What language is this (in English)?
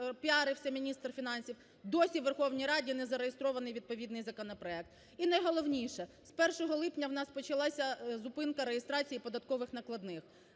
Ukrainian